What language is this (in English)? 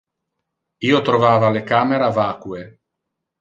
Interlingua